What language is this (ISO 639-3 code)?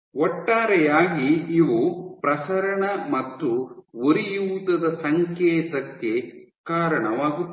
kan